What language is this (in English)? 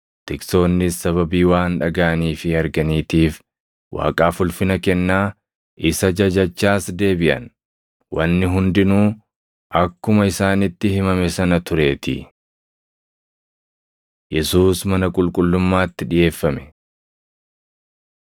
Oromo